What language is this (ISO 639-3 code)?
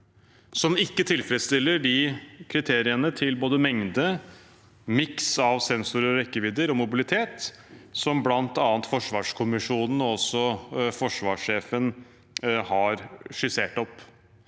nor